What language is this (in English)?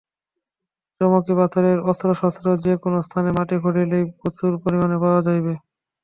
Bangla